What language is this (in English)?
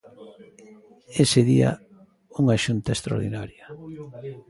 Galician